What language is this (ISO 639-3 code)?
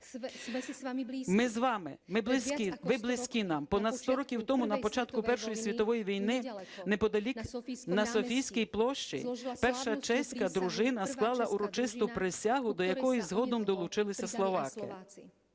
ukr